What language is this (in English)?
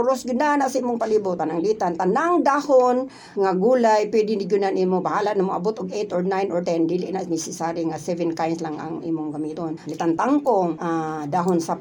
Filipino